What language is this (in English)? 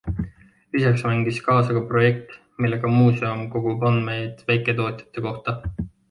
Estonian